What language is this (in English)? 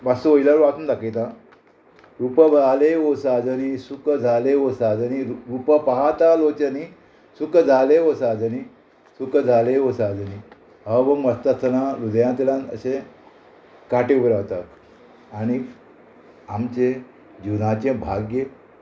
Konkani